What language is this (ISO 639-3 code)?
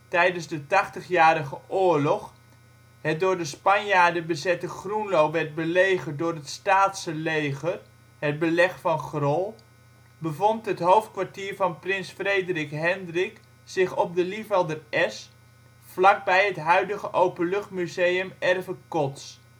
nld